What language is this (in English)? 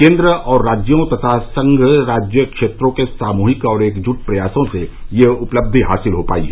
Hindi